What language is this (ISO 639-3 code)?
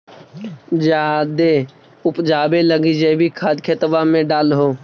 mag